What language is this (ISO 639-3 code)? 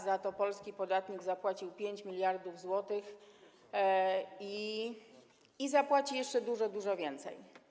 pol